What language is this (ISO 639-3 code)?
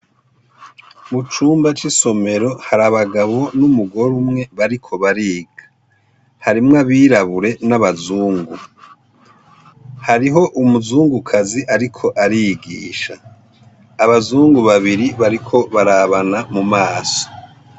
run